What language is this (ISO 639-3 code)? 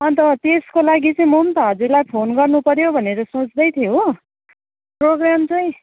nep